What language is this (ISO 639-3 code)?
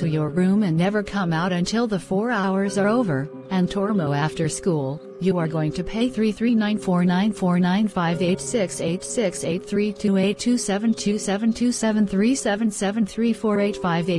eng